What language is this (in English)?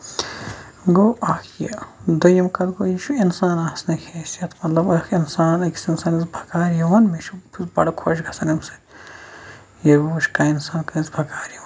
Kashmiri